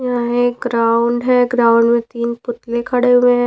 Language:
Hindi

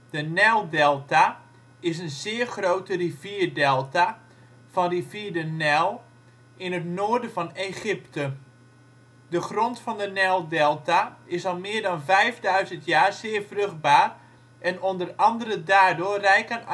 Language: Dutch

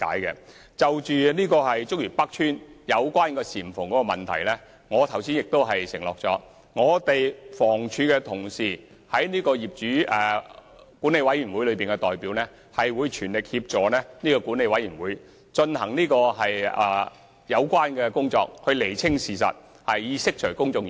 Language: Cantonese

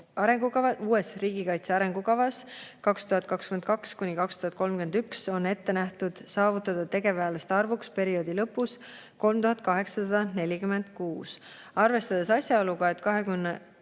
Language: Estonian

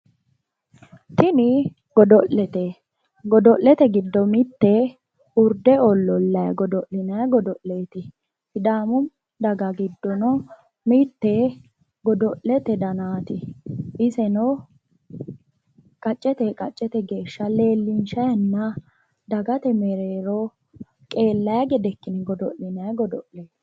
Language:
Sidamo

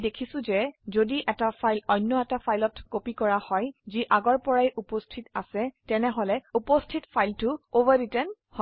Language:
Assamese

